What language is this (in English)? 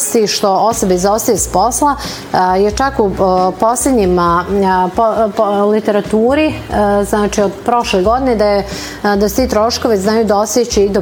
Croatian